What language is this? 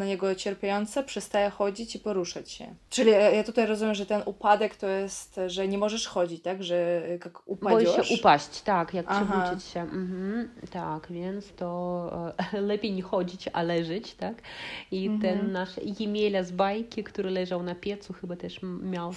Polish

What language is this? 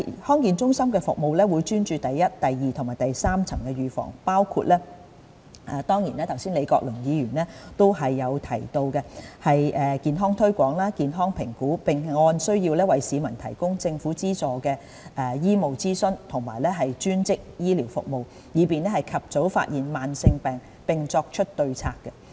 Cantonese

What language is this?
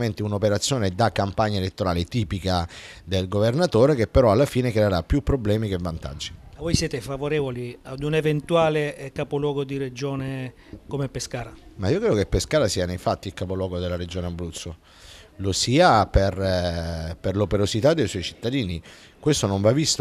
Italian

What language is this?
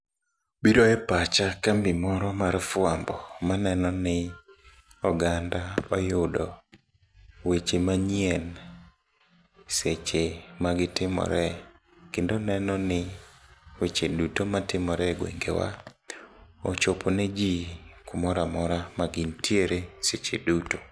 Luo (Kenya and Tanzania)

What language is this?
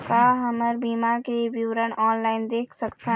Chhattisgarhi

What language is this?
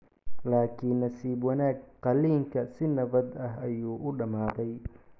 Somali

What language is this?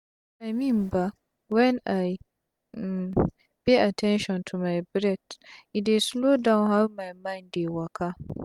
Nigerian Pidgin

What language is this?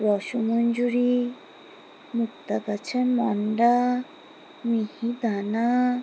Bangla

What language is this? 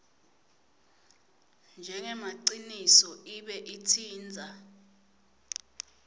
Swati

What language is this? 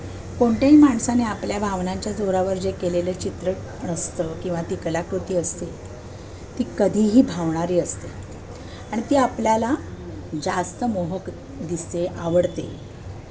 Marathi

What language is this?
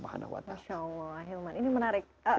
Indonesian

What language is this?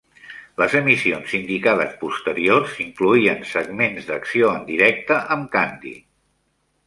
Catalan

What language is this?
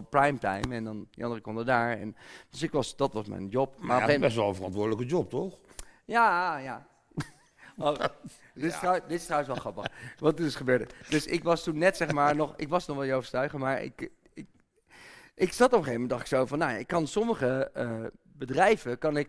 Dutch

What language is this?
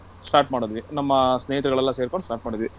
Kannada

